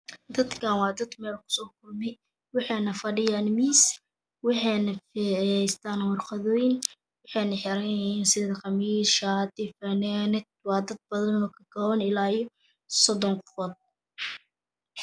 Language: Somali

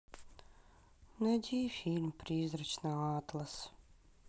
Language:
Russian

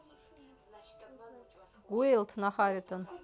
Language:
Russian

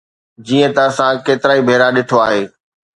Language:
Sindhi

